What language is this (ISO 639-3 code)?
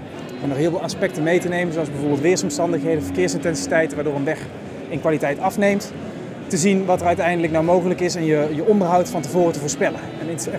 nld